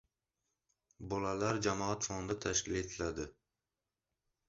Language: Uzbek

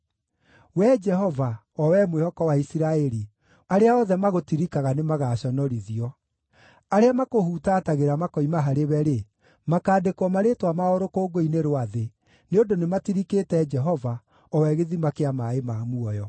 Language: Kikuyu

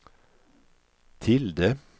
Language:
Swedish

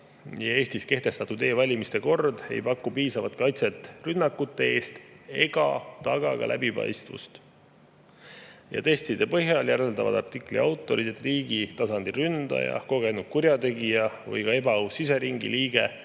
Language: Estonian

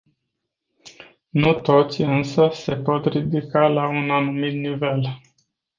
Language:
Romanian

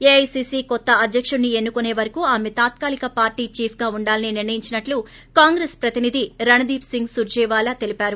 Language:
Telugu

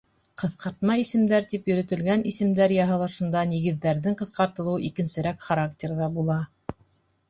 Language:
Bashkir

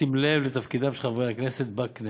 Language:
Hebrew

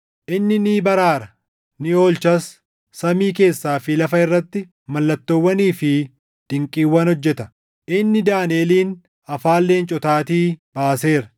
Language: Oromo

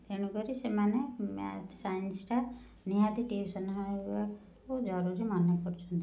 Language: Odia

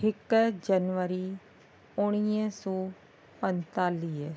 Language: Sindhi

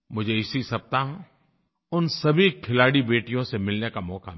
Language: Hindi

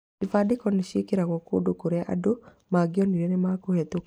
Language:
Kikuyu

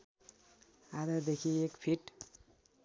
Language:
Nepali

